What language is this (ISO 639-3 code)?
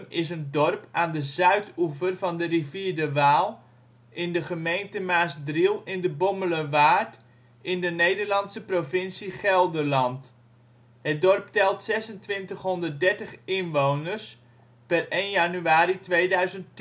nld